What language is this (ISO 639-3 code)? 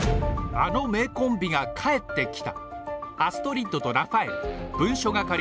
jpn